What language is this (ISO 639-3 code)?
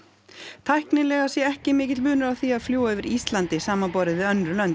isl